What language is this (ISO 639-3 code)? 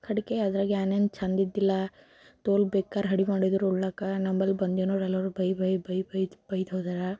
kan